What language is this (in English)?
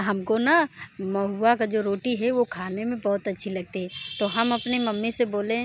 Hindi